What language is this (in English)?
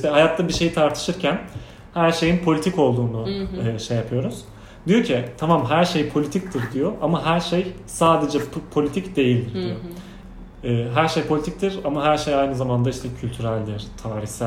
Turkish